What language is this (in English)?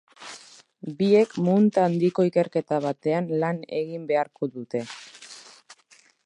Basque